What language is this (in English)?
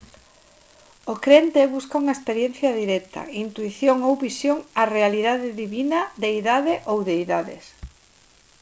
Galician